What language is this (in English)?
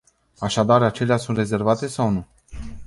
Romanian